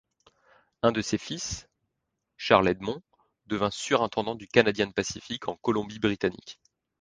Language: French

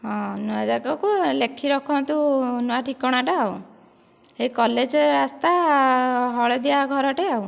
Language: Odia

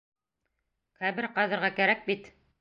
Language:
Bashkir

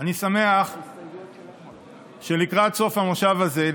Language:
Hebrew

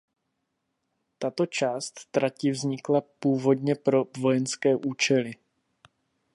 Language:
Czech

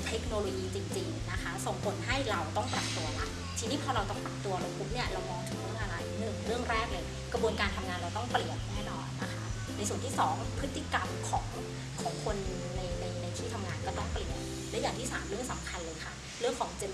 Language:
Thai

